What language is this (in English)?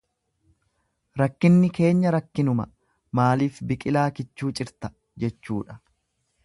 Oromo